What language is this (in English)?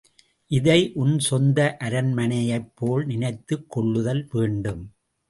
Tamil